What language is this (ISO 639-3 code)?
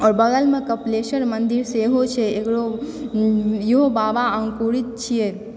mai